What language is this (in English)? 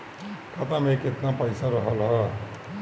Bhojpuri